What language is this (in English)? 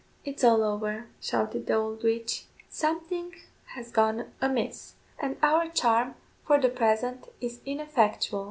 English